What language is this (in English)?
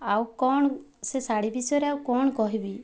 Odia